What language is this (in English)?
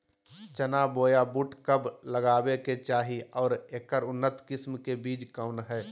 Magahi